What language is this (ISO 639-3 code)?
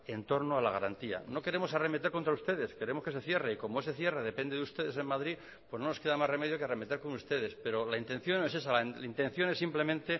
spa